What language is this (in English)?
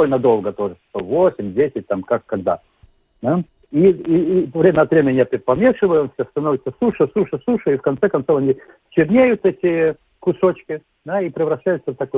Russian